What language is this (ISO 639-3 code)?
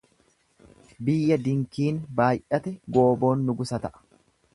orm